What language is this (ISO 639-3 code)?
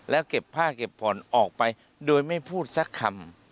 tha